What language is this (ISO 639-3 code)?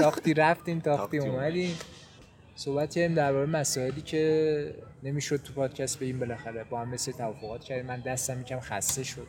fas